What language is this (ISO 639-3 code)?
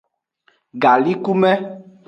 ajg